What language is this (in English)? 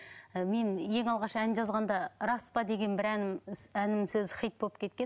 Kazakh